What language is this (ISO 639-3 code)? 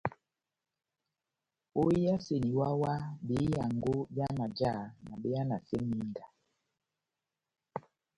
bnm